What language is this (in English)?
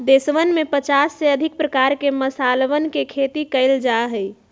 Magahi